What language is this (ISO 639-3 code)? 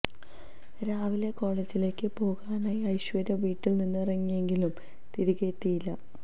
mal